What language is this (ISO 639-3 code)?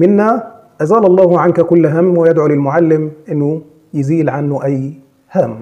ara